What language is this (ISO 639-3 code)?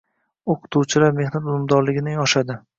uzb